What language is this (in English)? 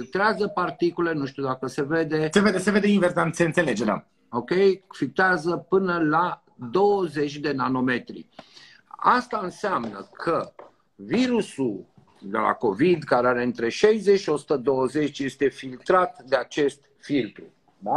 Romanian